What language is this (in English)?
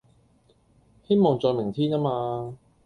Cantonese